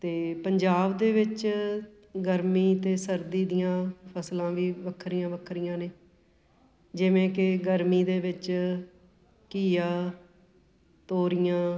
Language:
Punjabi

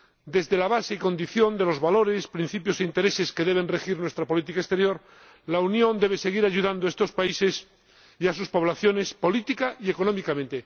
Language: Spanish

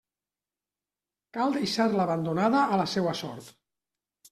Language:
Catalan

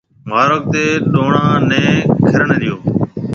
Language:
Marwari (Pakistan)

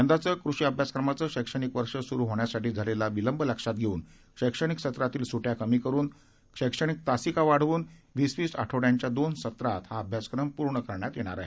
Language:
Marathi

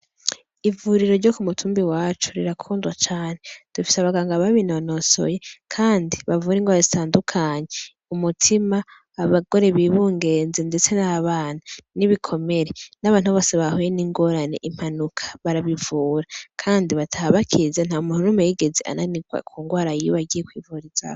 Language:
Rundi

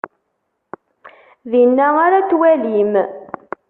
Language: Kabyle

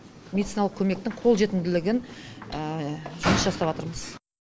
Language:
Kazakh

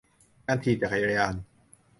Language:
Thai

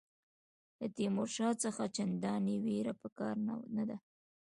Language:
Pashto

